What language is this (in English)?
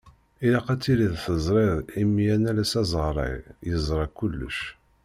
Kabyle